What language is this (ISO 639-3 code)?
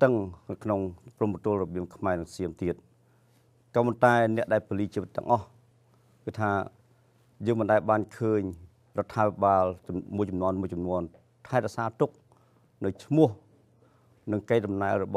tha